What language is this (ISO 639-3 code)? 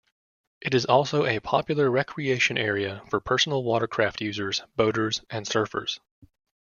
eng